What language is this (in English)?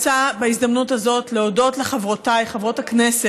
Hebrew